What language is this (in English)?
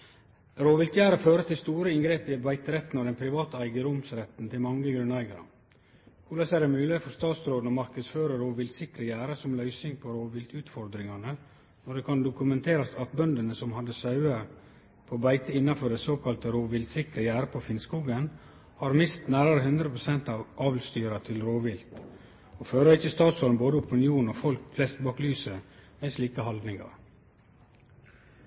Norwegian Nynorsk